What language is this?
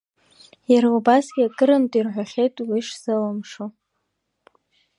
Abkhazian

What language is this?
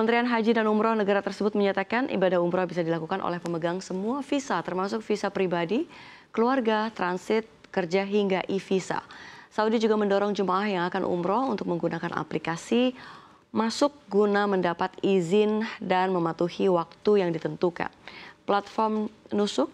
Indonesian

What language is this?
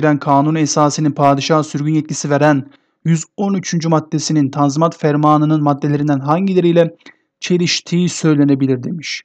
Turkish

